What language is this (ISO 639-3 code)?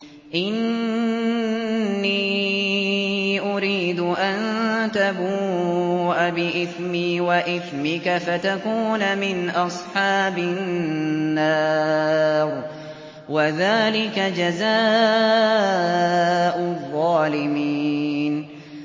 ara